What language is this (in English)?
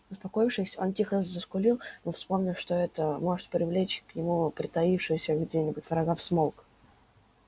Russian